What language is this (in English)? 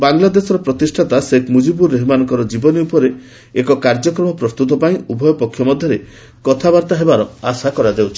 Odia